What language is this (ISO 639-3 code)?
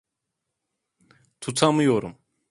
tur